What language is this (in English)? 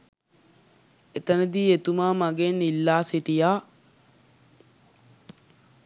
Sinhala